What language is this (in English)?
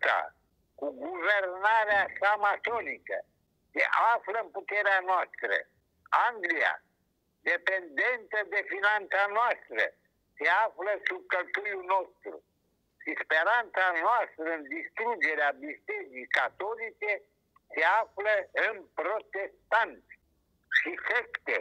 Romanian